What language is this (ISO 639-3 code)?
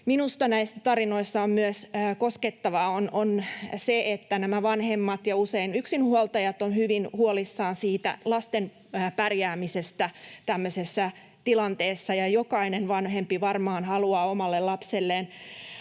fin